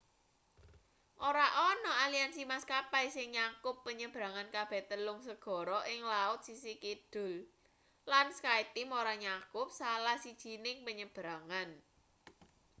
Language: Javanese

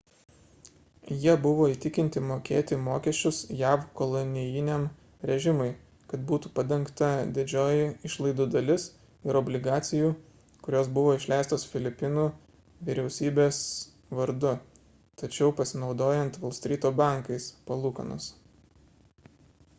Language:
Lithuanian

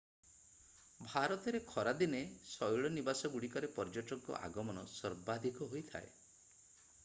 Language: Odia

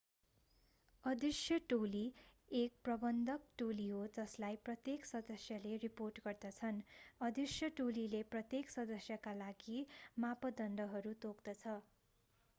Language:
Nepali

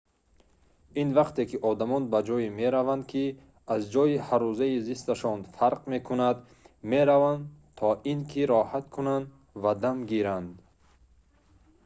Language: Tajik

